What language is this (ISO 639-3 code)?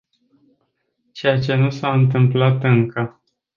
ron